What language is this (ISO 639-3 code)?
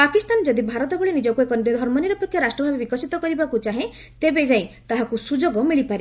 ori